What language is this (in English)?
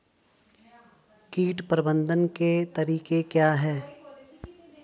Hindi